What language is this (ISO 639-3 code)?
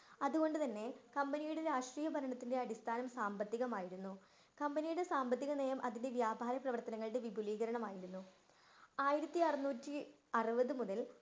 mal